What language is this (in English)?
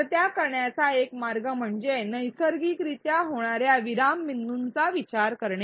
Marathi